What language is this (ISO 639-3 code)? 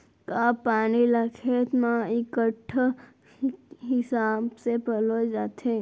hne